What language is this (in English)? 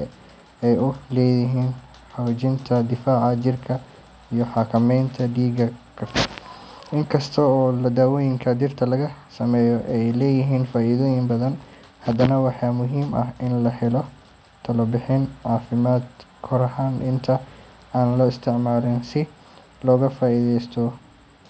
Somali